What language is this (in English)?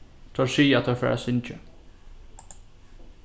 Faroese